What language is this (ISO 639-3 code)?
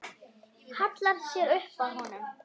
isl